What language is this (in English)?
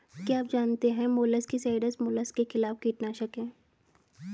Hindi